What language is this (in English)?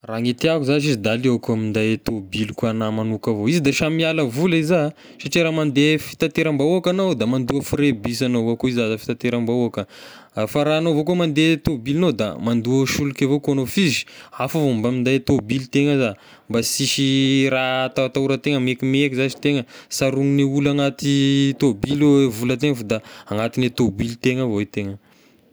Tesaka Malagasy